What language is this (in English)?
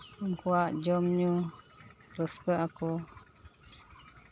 Santali